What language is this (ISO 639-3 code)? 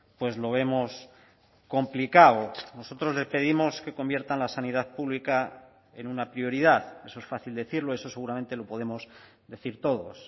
spa